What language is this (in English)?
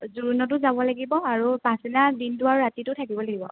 Assamese